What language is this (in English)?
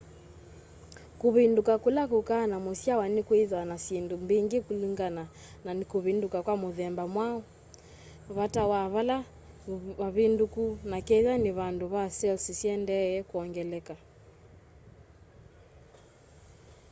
Kamba